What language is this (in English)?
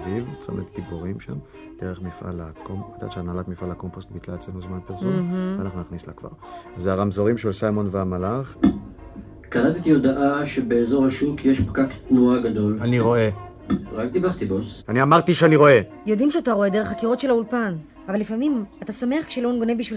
Hebrew